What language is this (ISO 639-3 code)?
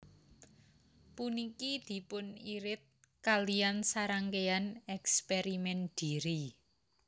jav